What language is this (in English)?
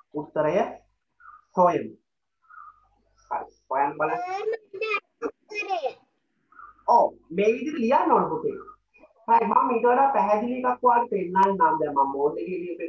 Indonesian